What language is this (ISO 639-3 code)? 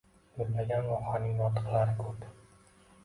uzb